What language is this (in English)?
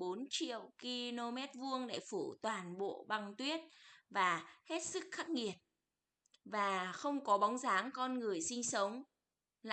Vietnamese